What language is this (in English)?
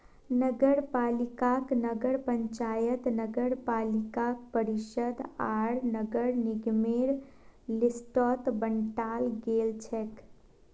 Magahi